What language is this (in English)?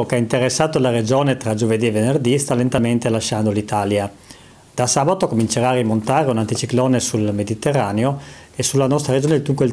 Italian